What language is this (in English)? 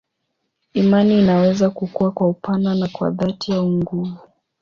Swahili